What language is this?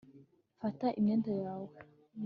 Kinyarwanda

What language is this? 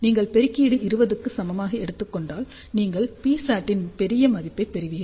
Tamil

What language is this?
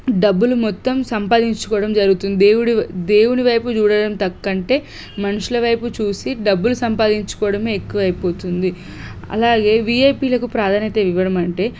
Telugu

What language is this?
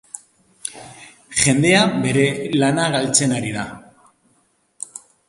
Basque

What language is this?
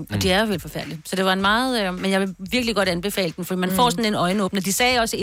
Danish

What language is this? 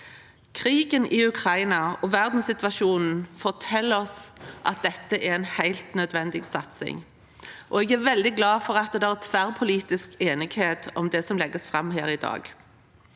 Norwegian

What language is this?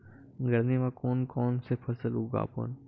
Chhattisgarhi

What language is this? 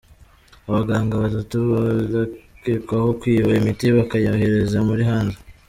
Kinyarwanda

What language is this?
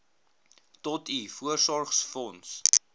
Afrikaans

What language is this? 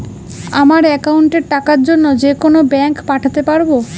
Bangla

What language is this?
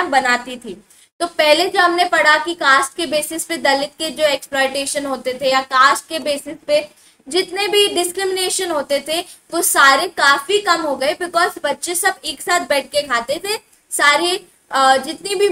Hindi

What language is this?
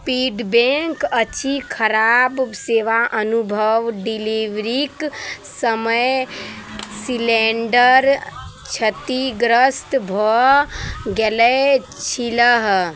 Maithili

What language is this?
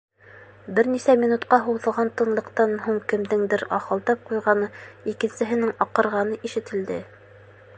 Bashkir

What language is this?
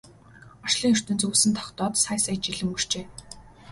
Mongolian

